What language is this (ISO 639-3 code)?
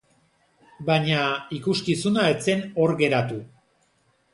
eus